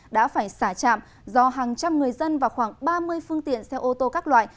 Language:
Vietnamese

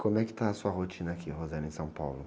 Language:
Portuguese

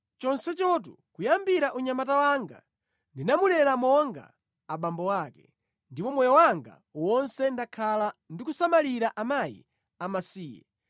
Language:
Nyanja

